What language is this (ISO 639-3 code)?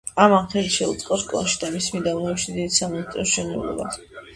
kat